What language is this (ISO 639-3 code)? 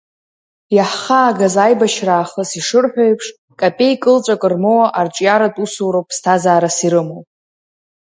abk